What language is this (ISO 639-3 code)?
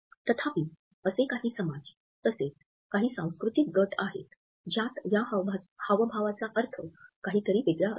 mar